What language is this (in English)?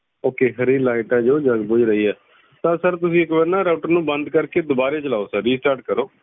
Punjabi